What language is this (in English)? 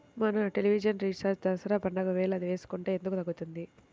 Telugu